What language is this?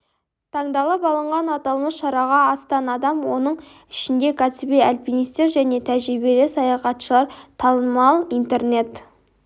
Kazakh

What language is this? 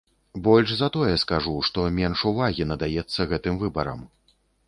Belarusian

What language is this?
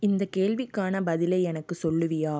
Tamil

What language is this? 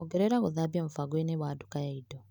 Kikuyu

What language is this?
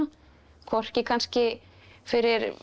Icelandic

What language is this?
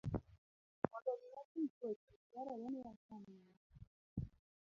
Luo (Kenya and Tanzania)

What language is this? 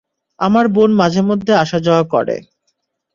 Bangla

